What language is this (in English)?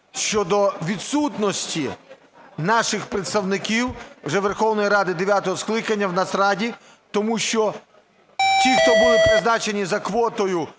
Ukrainian